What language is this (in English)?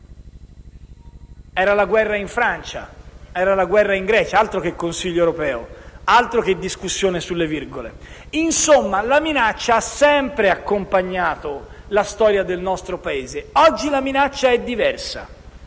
Italian